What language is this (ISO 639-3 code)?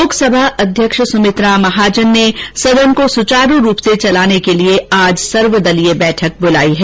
hin